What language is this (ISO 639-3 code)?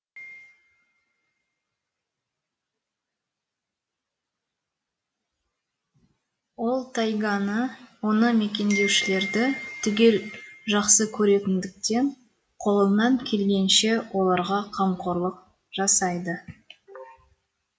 kaz